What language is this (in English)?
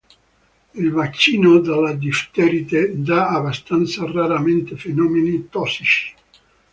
Italian